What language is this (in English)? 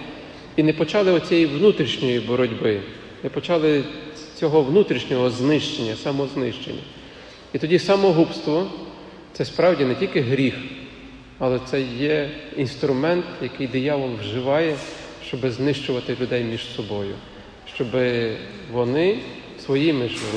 Ukrainian